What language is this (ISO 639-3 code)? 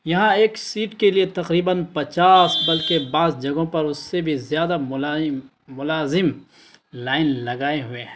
urd